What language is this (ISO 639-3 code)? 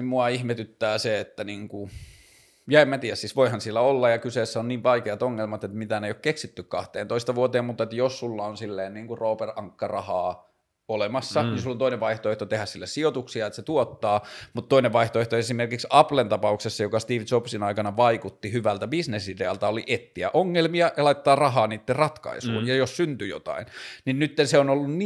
fin